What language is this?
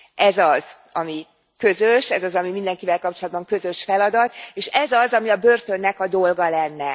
Hungarian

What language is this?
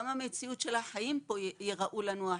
Hebrew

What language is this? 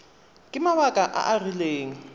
Tswana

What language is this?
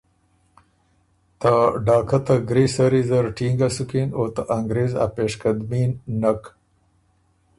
Ormuri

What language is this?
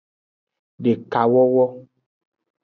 Aja (Benin)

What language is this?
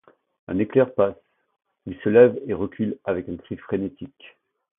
French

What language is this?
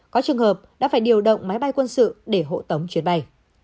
Vietnamese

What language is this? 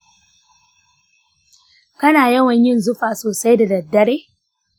Hausa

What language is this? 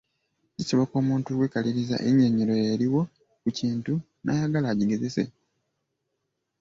Ganda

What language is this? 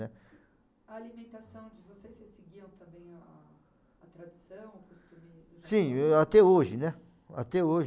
Portuguese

